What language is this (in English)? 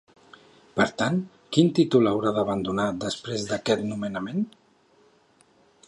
Catalan